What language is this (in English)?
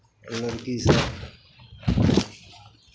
Maithili